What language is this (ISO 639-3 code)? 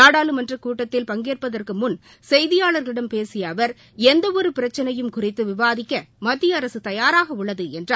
tam